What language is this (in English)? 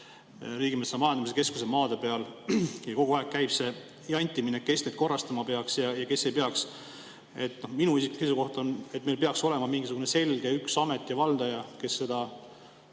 Estonian